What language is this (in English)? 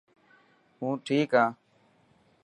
Dhatki